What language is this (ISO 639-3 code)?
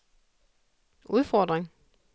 dan